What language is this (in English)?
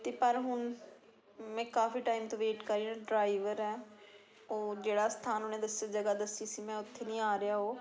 Punjabi